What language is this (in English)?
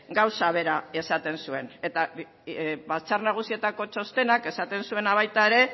Basque